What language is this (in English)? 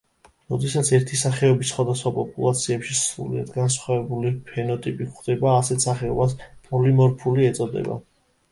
Georgian